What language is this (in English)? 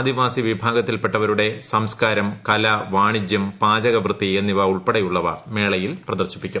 Malayalam